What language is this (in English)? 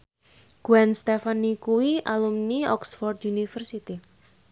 Javanese